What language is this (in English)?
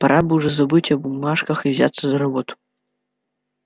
Russian